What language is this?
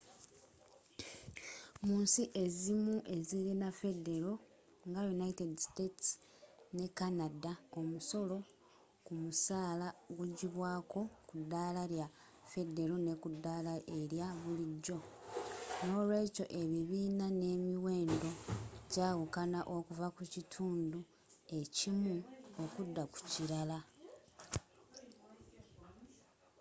Ganda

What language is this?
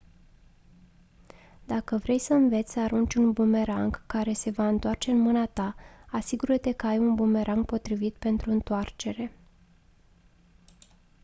Romanian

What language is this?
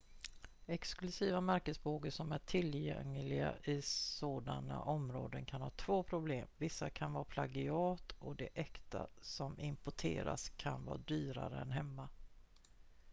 Swedish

